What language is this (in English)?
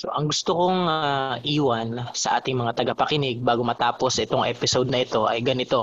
Filipino